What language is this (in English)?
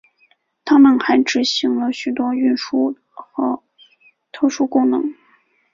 Chinese